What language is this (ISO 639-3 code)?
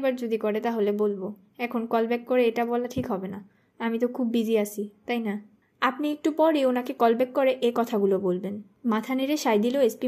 ben